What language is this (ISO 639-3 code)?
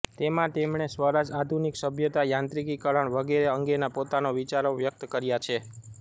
guj